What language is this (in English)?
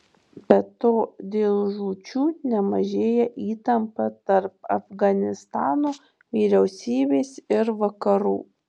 Lithuanian